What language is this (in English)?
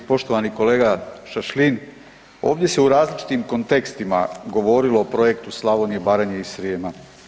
Croatian